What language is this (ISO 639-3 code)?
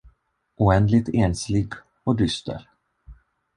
swe